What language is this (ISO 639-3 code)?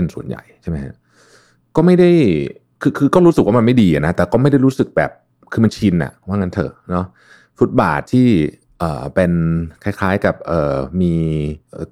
tha